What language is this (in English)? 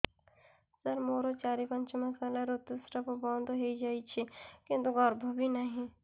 Odia